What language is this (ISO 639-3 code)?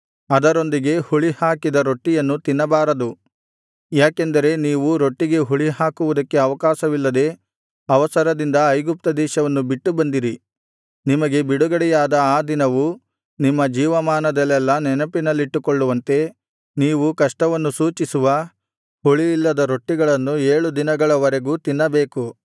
kan